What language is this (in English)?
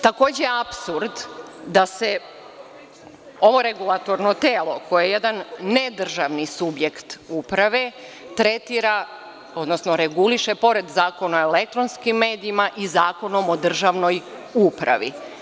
Serbian